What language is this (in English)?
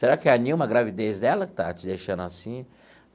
Portuguese